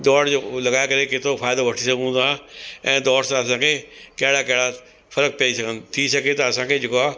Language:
Sindhi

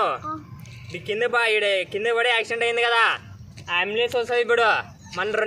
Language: Thai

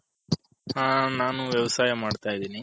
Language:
Kannada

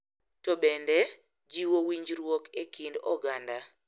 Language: Luo (Kenya and Tanzania)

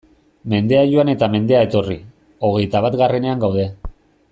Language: Basque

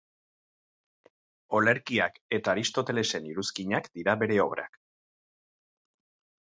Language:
Basque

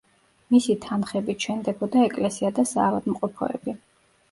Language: Georgian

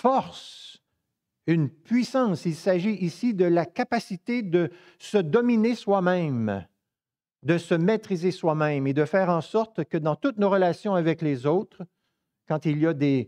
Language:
French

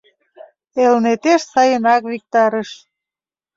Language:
Mari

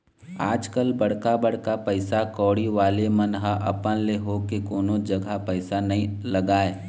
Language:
Chhattisgarhi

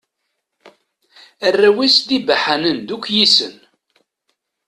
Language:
Kabyle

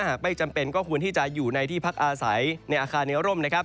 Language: Thai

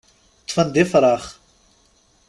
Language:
Kabyle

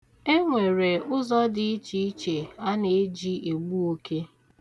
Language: Igbo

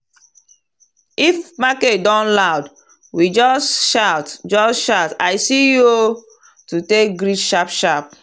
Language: Nigerian Pidgin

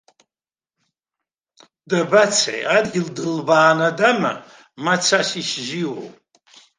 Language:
Abkhazian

